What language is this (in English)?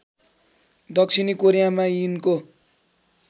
Nepali